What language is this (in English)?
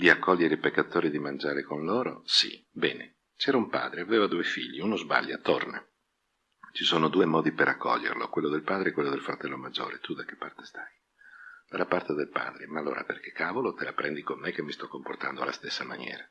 Italian